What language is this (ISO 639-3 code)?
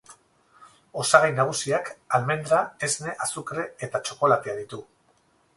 eus